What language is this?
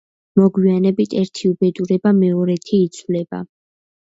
Georgian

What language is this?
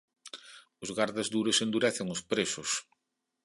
Galician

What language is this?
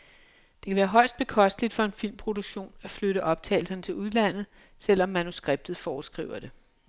Danish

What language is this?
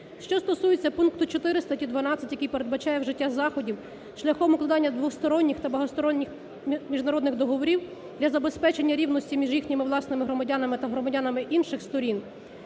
Ukrainian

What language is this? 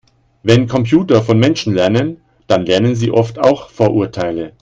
German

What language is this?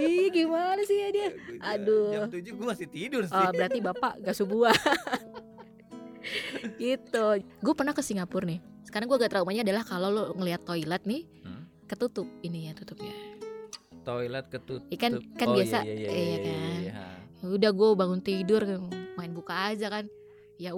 Indonesian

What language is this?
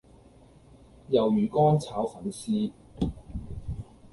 Cantonese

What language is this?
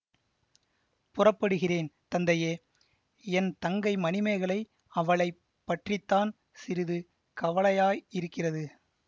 Tamil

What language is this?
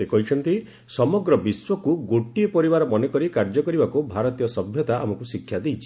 Odia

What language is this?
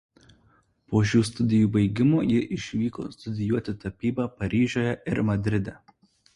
Lithuanian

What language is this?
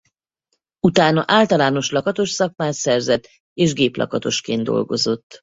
Hungarian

